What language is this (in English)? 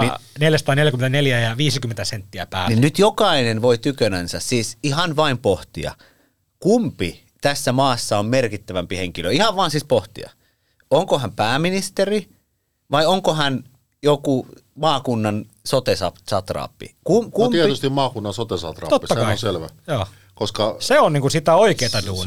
Finnish